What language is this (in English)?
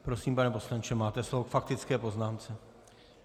Czech